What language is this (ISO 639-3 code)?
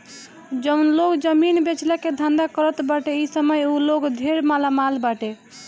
bho